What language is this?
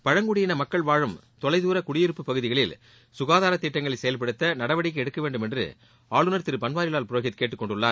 Tamil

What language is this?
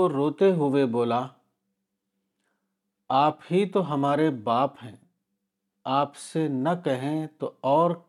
Urdu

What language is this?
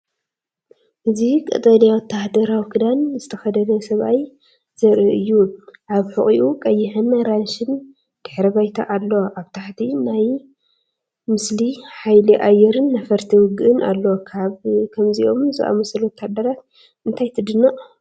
Tigrinya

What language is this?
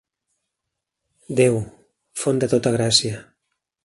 Catalan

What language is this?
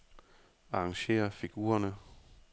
Danish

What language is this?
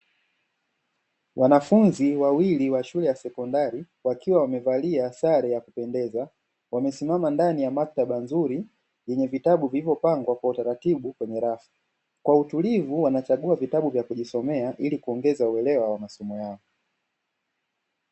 Swahili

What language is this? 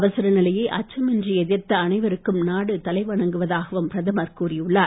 Tamil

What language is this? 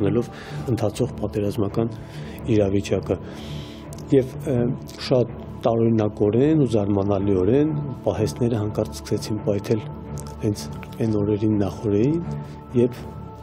Turkish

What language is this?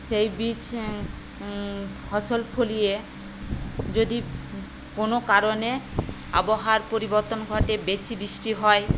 Bangla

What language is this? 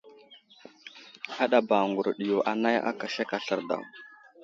Wuzlam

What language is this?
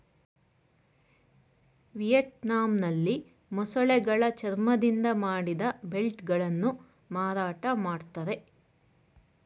Kannada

